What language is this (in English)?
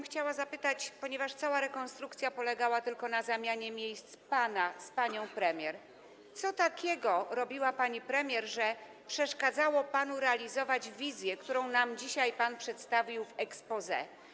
Polish